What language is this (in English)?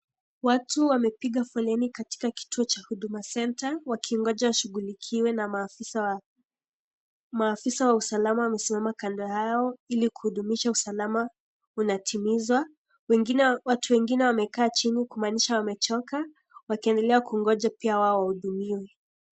Swahili